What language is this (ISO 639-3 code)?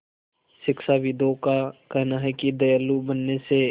hin